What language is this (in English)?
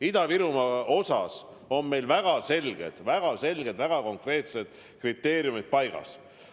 Estonian